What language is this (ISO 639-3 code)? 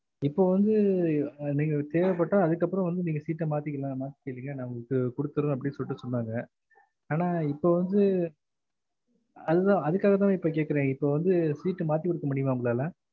tam